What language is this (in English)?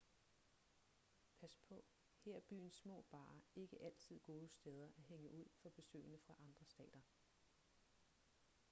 Danish